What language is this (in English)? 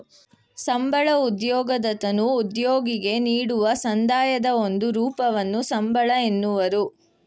Kannada